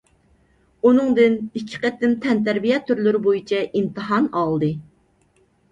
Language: Uyghur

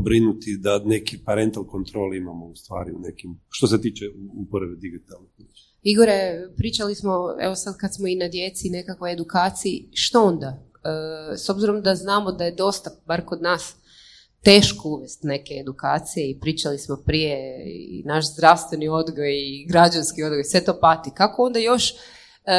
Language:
Croatian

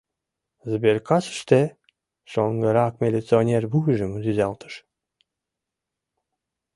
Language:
Mari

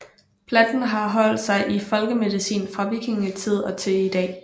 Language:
Danish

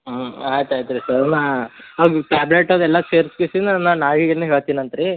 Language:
Kannada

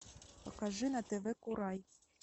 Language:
Russian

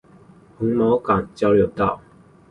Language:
Chinese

